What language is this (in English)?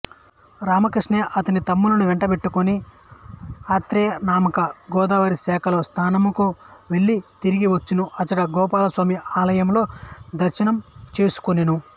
Telugu